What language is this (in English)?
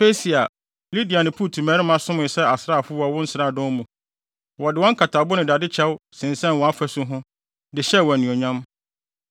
Akan